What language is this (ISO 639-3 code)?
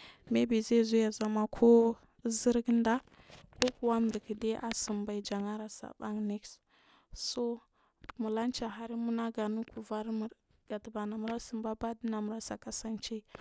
mfm